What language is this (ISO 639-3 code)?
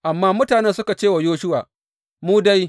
hau